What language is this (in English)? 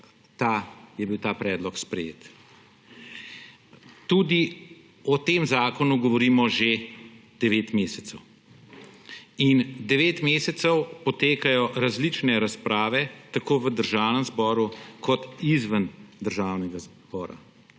Slovenian